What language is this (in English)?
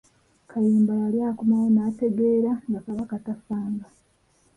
Ganda